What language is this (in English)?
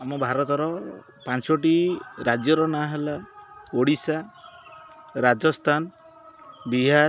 Odia